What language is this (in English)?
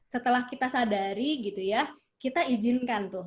Indonesian